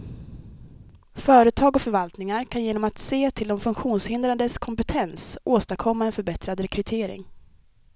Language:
Swedish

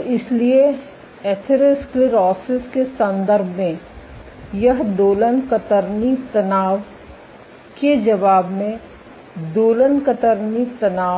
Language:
Hindi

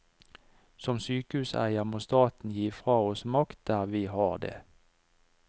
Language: Norwegian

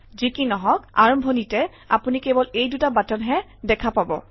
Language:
Assamese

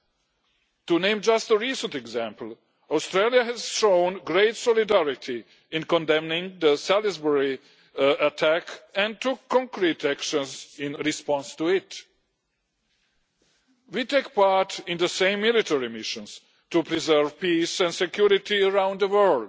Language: English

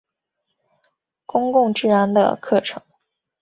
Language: Chinese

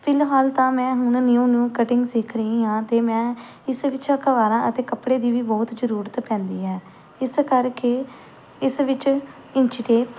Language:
Punjabi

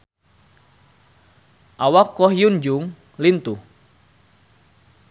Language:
Sundanese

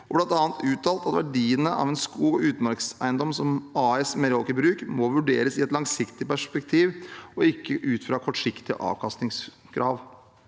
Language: Norwegian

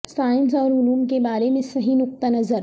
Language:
Urdu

